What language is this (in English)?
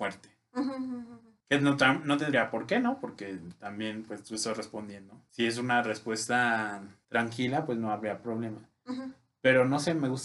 Spanish